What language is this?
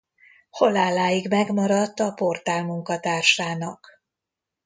Hungarian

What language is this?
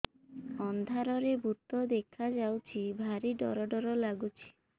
Odia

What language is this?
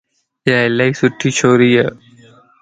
Lasi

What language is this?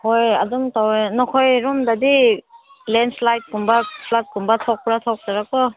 Manipuri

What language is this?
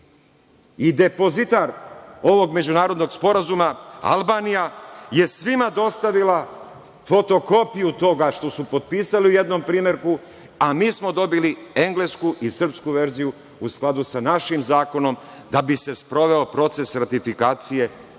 Serbian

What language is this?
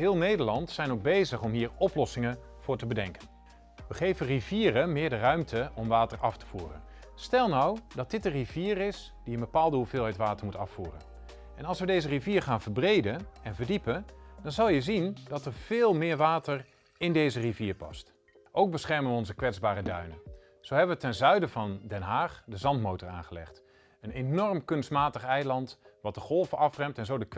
Dutch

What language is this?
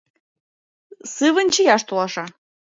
Mari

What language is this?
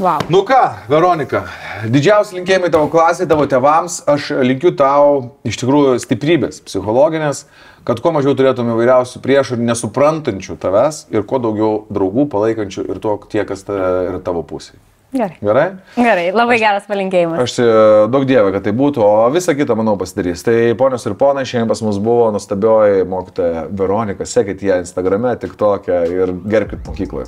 Lithuanian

